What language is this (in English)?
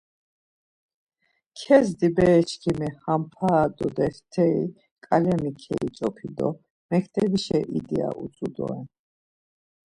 Laz